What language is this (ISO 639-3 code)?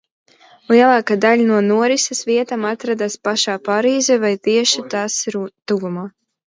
lav